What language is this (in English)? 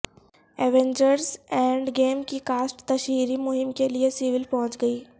Urdu